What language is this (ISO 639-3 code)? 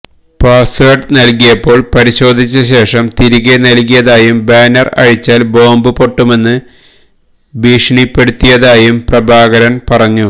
mal